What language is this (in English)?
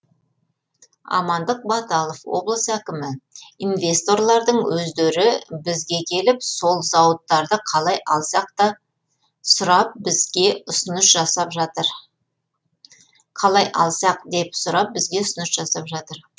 Kazakh